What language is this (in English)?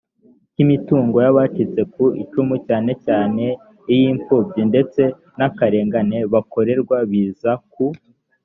Kinyarwanda